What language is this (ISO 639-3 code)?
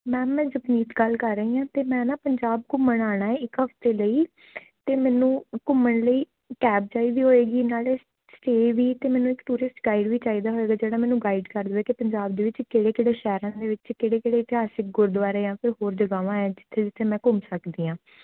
pan